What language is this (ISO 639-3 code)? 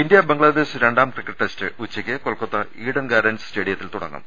mal